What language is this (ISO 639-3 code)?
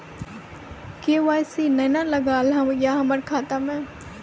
mai